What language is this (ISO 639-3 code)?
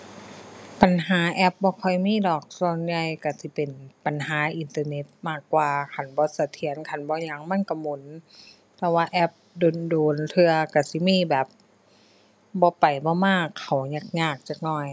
tha